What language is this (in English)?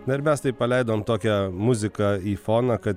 Lithuanian